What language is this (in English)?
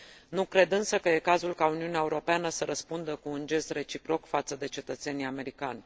Romanian